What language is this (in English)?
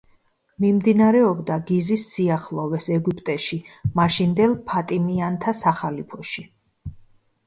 Georgian